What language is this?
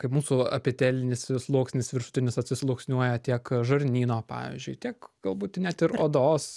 Lithuanian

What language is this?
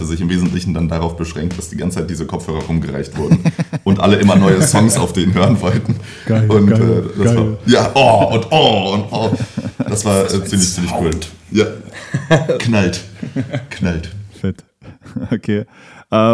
German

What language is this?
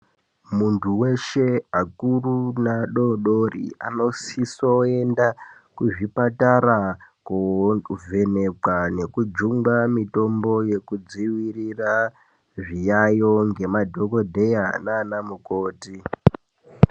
Ndau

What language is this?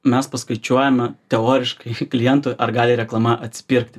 Lithuanian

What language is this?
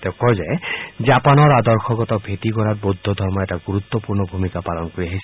Assamese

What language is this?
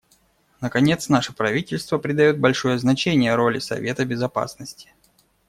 Russian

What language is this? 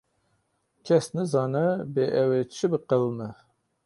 Kurdish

